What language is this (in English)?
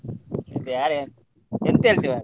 Kannada